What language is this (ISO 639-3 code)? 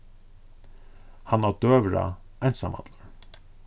fao